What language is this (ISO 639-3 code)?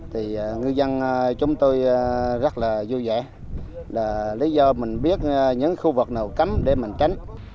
vie